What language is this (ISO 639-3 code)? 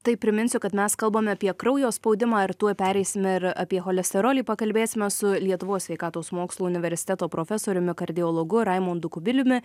lit